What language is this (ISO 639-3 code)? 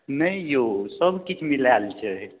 mai